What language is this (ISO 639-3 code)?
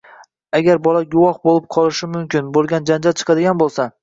uzb